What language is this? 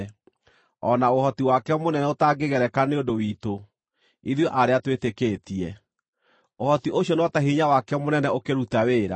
Kikuyu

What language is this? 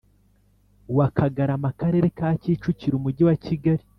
Kinyarwanda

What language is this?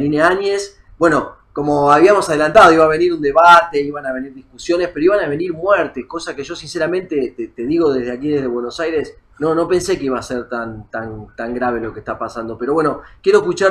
Spanish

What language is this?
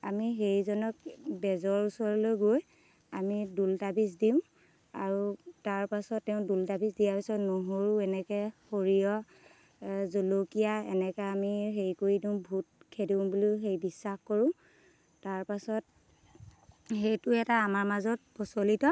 Assamese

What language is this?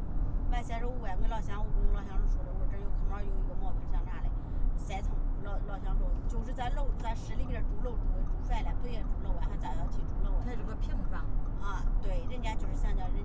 Chinese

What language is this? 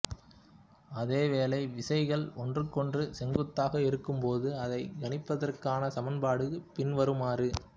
Tamil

